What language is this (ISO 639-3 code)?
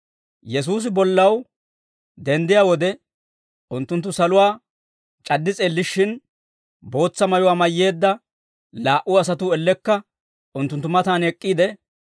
dwr